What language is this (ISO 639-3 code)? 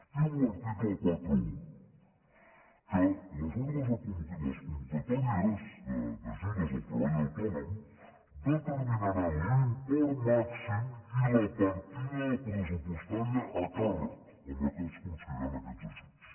cat